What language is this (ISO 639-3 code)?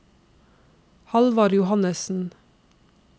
nor